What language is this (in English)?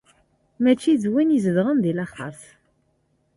Kabyle